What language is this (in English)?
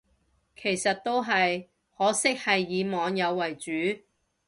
Cantonese